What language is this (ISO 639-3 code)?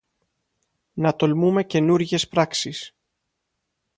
ell